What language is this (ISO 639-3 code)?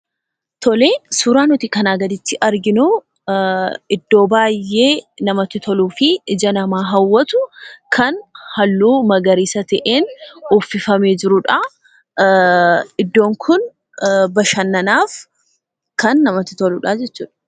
orm